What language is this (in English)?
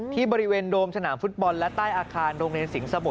Thai